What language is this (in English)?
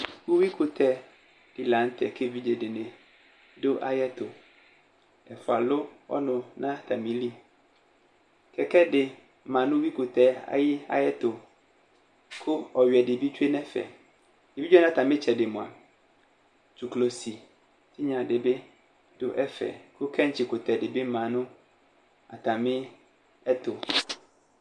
Ikposo